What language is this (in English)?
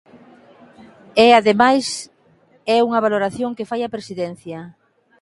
Galician